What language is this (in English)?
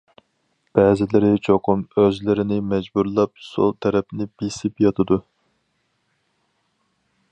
Uyghur